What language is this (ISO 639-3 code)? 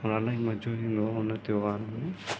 snd